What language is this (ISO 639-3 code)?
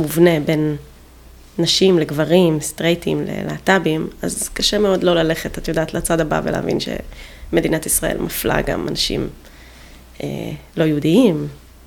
heb